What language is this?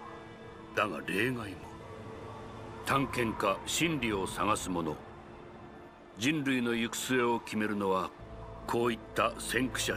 Japanese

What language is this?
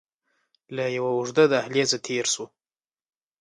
Pashto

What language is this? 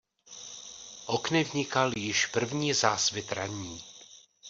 Czech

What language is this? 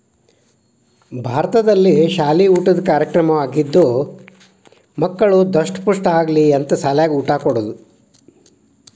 Kannada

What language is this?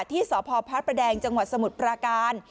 Thai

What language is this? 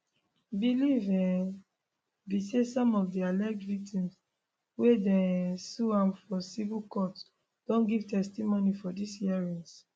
Nigerian Pidgin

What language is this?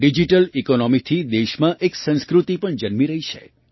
Gujarati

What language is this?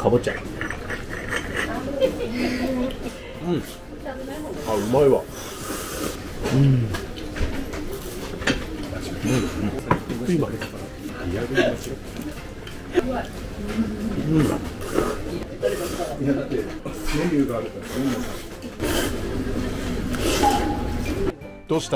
Japanese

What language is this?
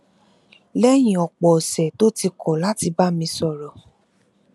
Yoruba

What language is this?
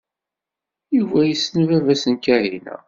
Kabyle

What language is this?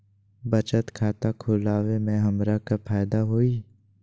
Magahi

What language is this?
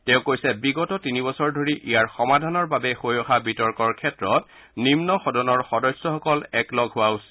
Assamese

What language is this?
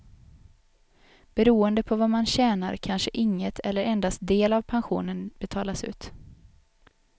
Swedish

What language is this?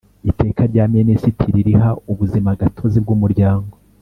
Kinyarwanda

